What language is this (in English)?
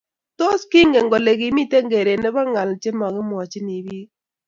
Kalenjin